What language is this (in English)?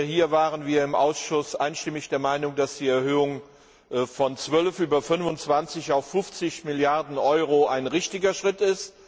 German